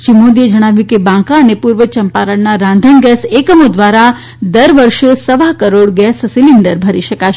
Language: Gujarati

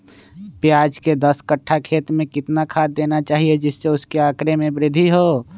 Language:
Magahi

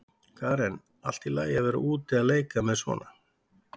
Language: Icelandic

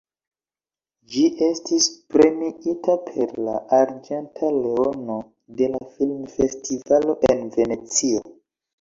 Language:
Esperanto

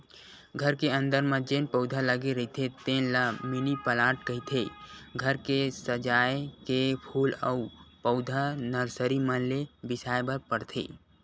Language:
Chhattisgarhi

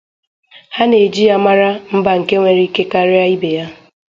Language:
Igbo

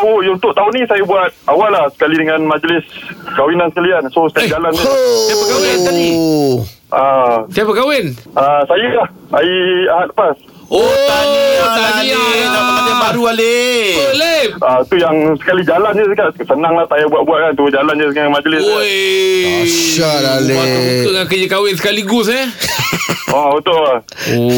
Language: Malay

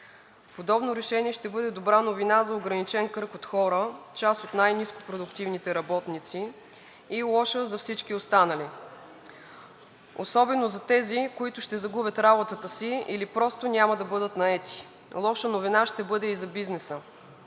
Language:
Bulgarian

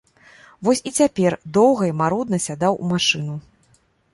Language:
Belarusian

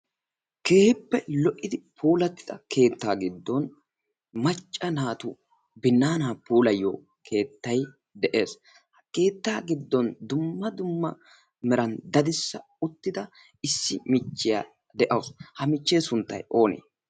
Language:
Wolaytta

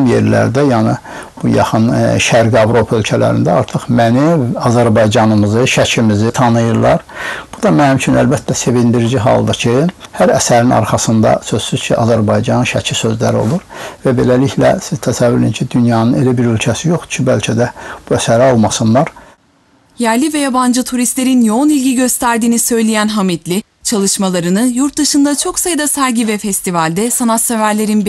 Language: Turkish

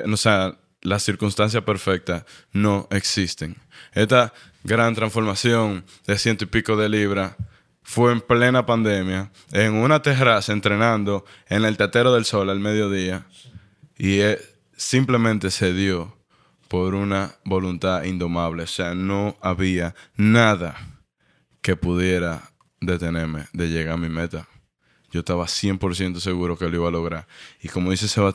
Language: Spanish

